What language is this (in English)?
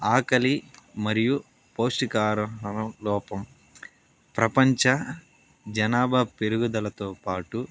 Telugu